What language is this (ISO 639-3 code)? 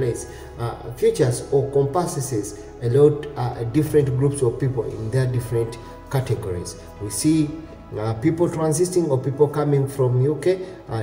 eng